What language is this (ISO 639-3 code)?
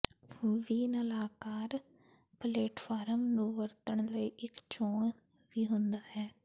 pan